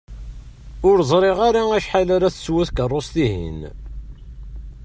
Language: Kabyle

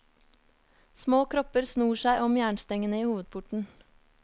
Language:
Norwegian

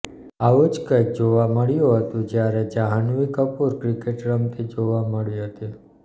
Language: Gujarati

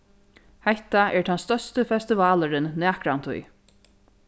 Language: Faroese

